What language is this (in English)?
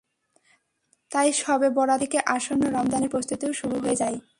Bangla